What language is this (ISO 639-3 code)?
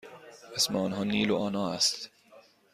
fas